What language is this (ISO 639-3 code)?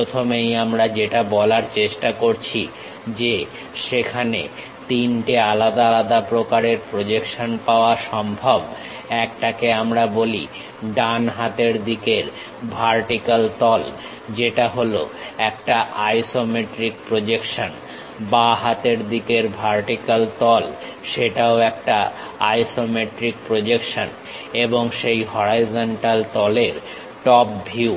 ben